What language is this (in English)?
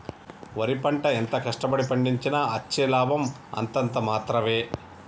Telugu